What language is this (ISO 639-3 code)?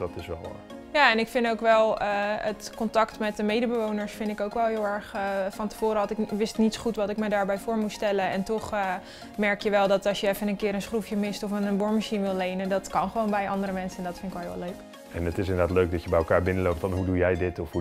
nld